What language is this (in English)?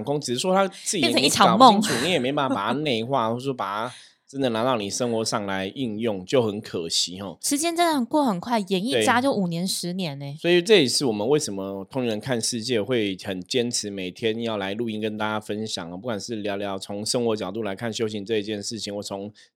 Chinese